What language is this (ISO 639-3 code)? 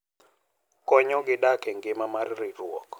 luo